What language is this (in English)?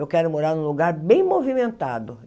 Portuguese